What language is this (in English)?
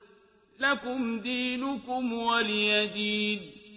Arabic